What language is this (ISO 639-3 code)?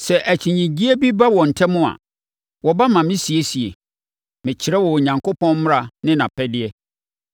aka